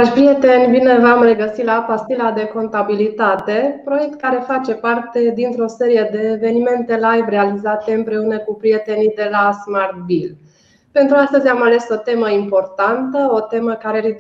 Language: Romanian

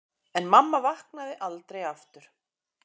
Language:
Icelandic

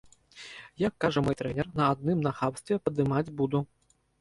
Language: Belarusian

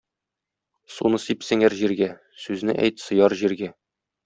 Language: Tatar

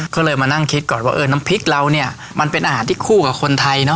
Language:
Thai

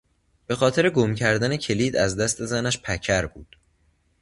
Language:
Persian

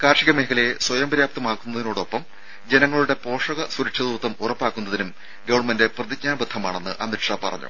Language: Malayalam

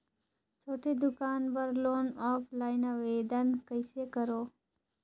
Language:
Chhattisgarhi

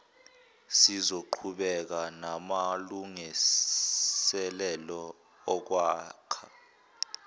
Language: Zulu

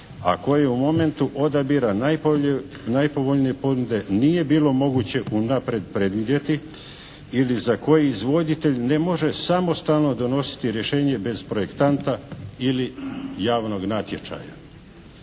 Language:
Croatian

